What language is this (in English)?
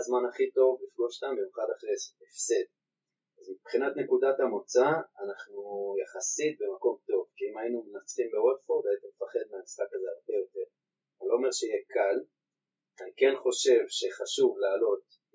Hebrew